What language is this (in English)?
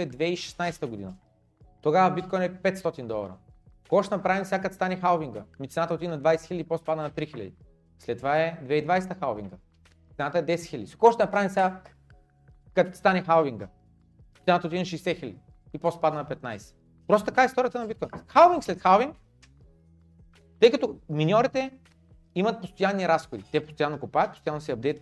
Bulgarian